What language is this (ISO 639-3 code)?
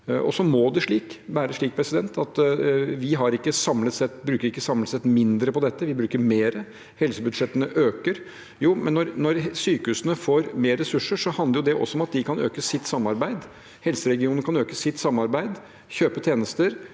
nor